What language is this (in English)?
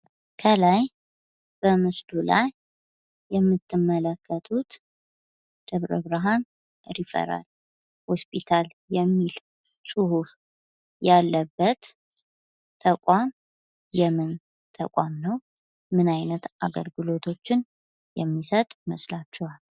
Amharic